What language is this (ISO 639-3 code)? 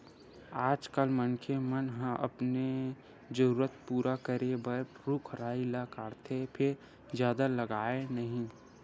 hne